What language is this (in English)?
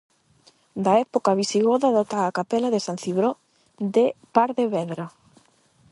Galician